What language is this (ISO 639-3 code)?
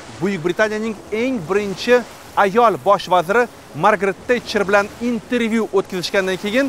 tur